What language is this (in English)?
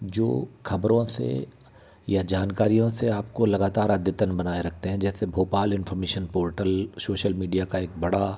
Hindi